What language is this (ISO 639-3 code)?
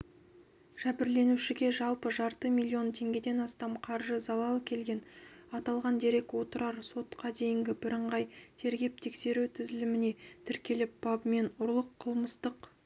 kaz